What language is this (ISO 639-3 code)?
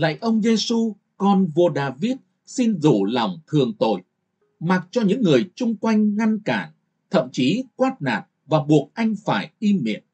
vie